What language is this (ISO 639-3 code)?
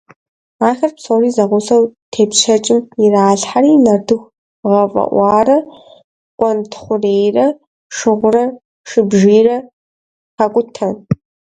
kbd